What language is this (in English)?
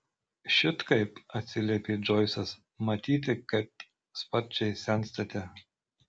Lithuanian